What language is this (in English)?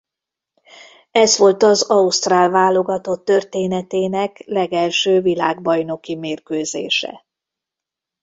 Hungarian